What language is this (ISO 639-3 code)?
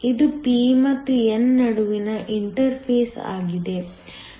kan